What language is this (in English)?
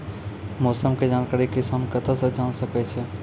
Maithili